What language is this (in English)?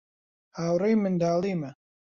Central Kurdish